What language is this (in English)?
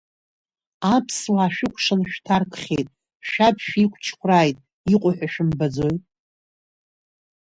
Abkhazian